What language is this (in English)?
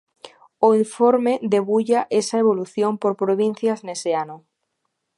Galician